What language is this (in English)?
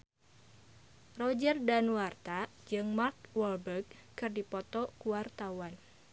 Sundanese